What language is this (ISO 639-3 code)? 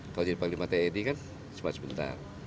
ind